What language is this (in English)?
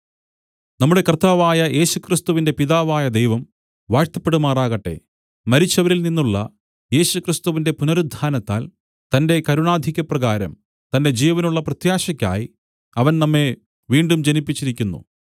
Malayalam